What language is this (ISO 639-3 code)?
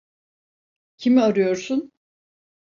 tur